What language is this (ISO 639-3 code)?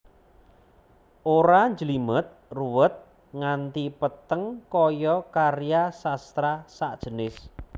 jav